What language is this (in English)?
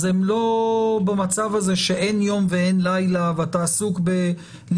Hebrew